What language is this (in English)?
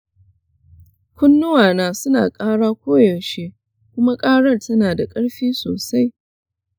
Hausa